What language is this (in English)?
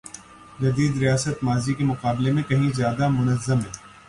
Urdu